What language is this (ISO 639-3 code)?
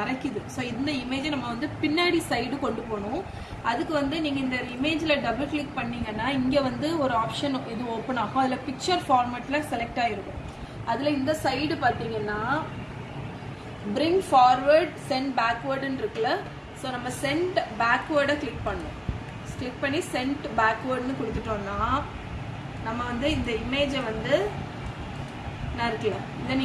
tam